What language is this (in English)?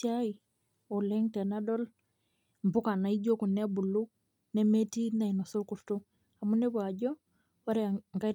Masai